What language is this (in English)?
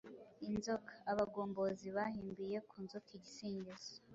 Kinyarwanda